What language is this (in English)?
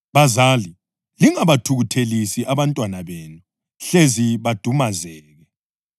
North Ndebele